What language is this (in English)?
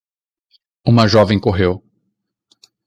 Portuguese